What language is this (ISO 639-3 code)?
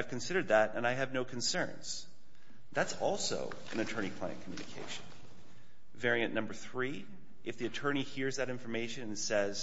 eng